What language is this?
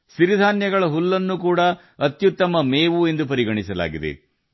Kannada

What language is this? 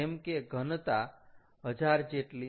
Gujarati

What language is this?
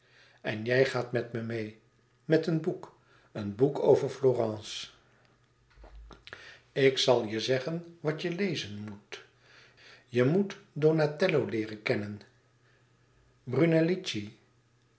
Dutch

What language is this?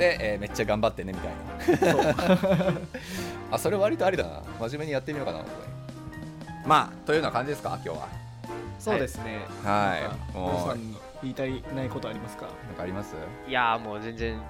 Japanese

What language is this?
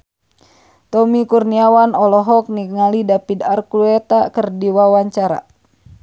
Sundanese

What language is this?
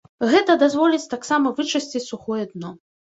Belarusian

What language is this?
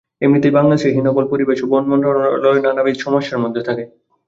Bangla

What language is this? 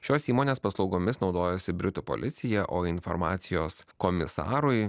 Lithuanian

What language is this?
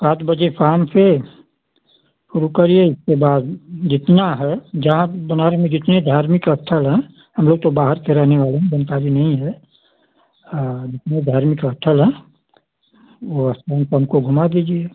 Hindi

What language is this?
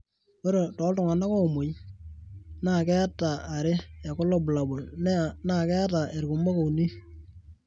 Masai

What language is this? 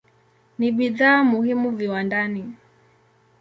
Swahili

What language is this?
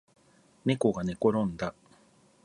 Japanese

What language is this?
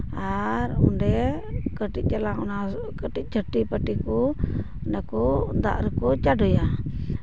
Santali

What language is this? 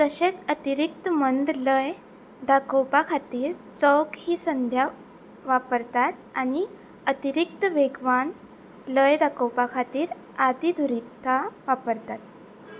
Konkani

